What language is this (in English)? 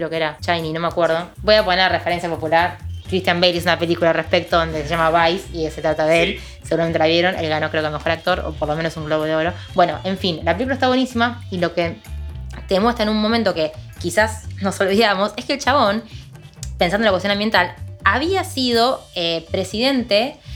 Spanish